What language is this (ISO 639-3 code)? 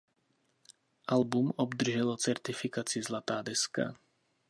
ces